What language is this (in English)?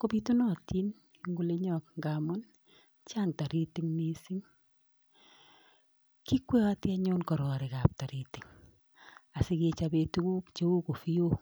Kalenjin